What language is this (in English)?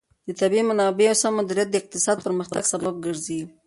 Pashto